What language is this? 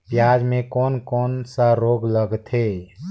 Chhattisgarhi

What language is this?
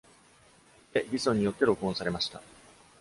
Japanese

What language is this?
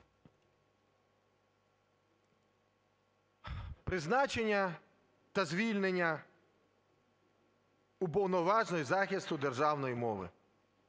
Ukrainian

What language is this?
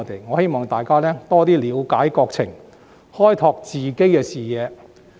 Cantonese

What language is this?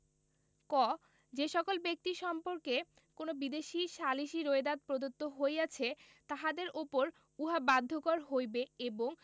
Bangla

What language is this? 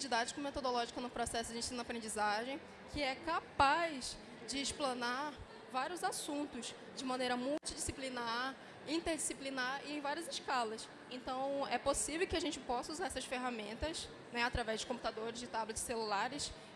Portuguese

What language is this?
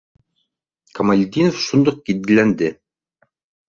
Bashkir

